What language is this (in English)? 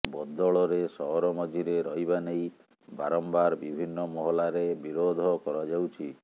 Odia